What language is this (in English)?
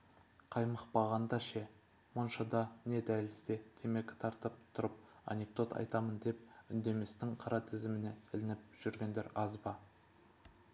Kazakh